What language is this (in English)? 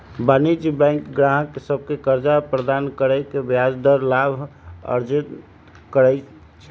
Magahi